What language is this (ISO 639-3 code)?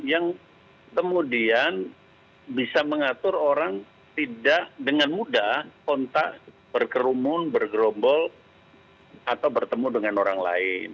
ind